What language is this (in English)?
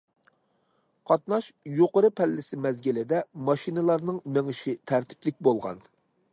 Uyghur